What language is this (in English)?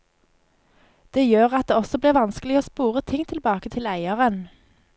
Norwegian